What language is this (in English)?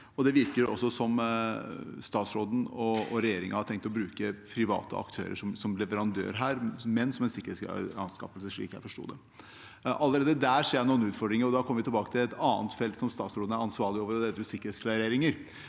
Norwegian